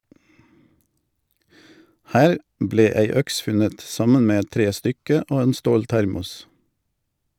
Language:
Norwegian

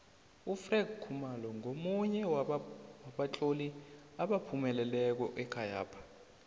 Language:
South Ndebele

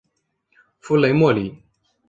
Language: Chinese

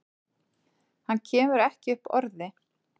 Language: Icelandic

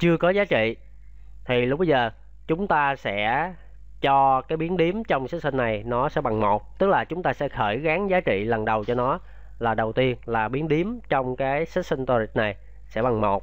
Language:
Vietnamese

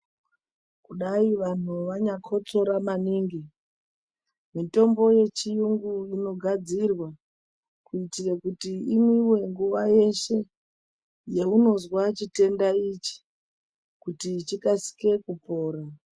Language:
Ndau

